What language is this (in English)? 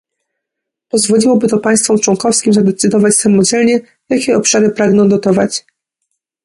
Polish